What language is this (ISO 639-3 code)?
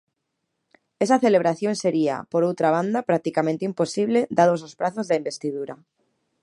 glg